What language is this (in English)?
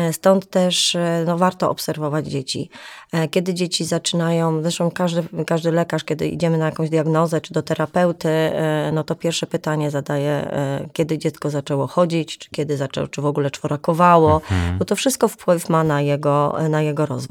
Polish